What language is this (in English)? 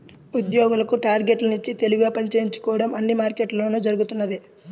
Telugu